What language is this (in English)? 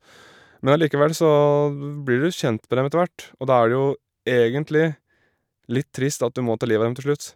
Norwegian